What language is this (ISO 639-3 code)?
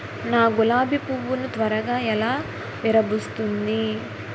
tel